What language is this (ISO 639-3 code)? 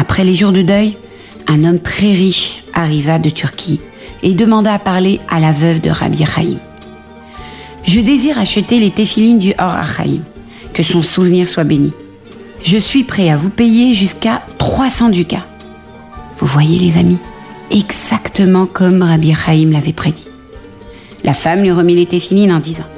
fra